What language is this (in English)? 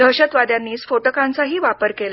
Marathi